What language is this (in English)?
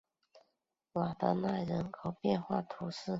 Chinese